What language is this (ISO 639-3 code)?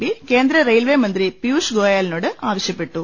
mal